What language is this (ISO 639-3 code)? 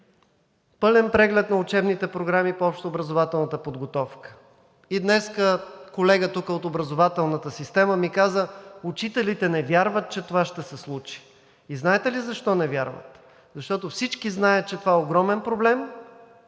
bul